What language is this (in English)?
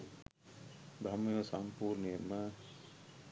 Sinhala